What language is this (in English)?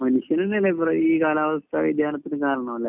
Malayalam